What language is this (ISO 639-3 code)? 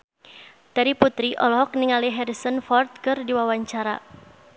sun